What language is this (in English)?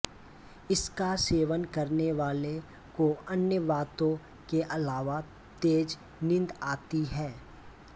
Hindi